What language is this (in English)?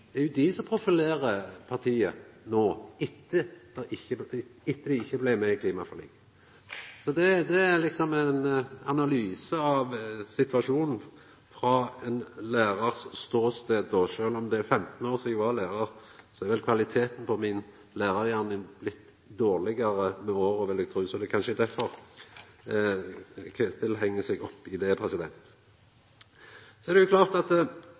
Norwegian Nynorsk